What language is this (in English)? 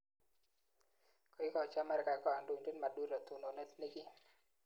Kalenjin